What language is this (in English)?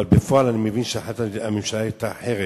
Hebrew